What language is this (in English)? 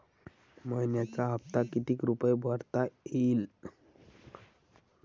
Marathi